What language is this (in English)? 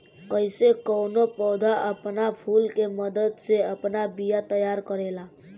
Bhojpuri